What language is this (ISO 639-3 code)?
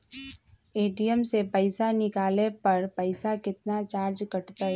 mag